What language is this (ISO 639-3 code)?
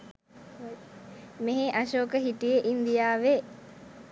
sin